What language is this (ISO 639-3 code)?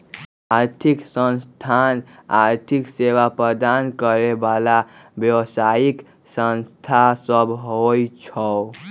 mag